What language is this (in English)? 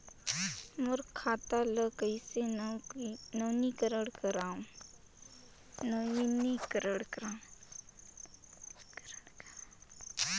Chhattisgarhi